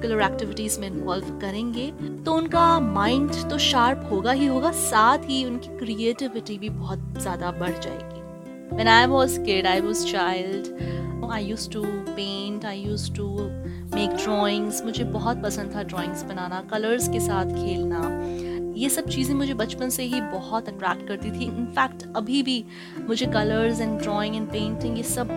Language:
Hindi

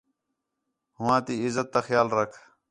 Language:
Khetrani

